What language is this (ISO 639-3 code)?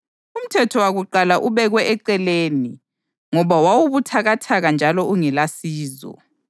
nde